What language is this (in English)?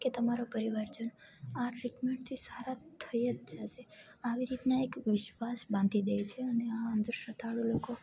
Gujarati